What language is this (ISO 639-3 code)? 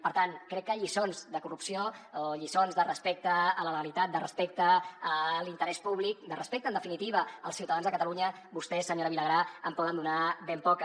cat